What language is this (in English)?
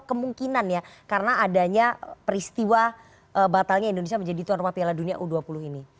Indonesian